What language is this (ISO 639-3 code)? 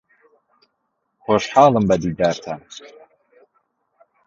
ckb